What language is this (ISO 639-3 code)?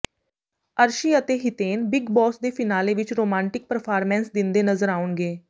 pan